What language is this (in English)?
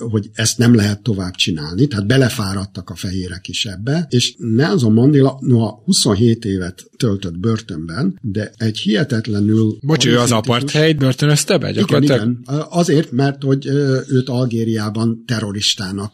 Hungarian